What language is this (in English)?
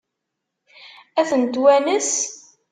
Kabyle